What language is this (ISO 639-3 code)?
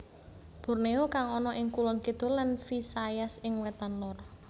jav